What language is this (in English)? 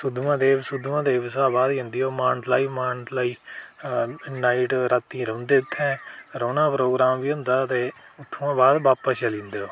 Dogri